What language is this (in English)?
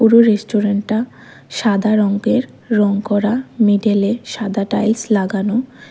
Bangla